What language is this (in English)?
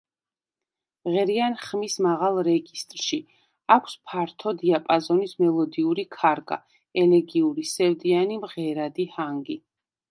Georgian